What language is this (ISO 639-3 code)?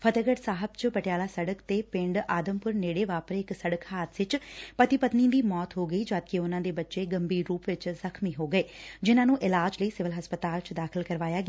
pan